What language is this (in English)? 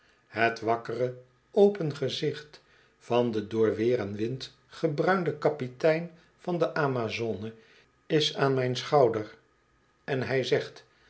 Dutch